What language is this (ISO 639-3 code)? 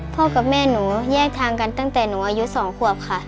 tha